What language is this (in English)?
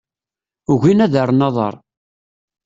Kabyle